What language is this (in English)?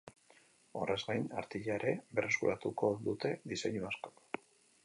Basque